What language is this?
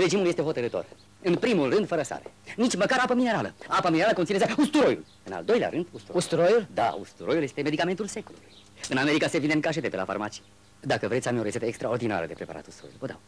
Romanian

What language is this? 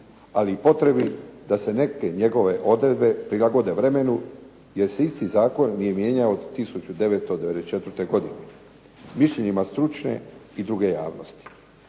Croatian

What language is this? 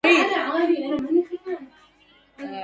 Arabic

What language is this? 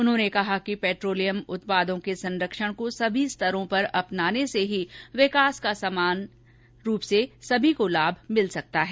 Hindi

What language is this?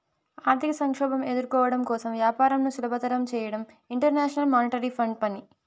Telugu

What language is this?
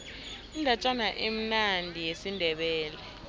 South Ndebele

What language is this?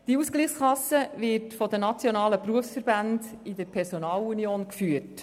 Swiss German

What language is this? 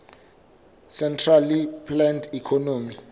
Southern Sotho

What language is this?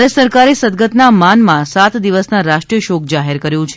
Gujarati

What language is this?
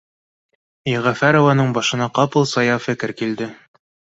Bashkir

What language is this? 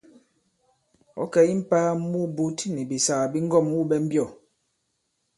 Bankon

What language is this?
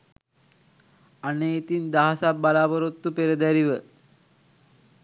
Sinhala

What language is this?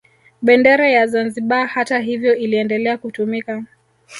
Swahili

